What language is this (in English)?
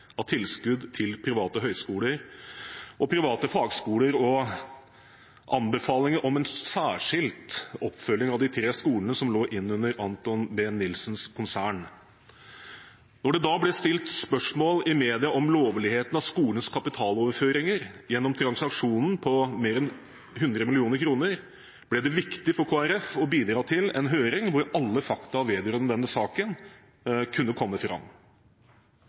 Norwegian Bokmål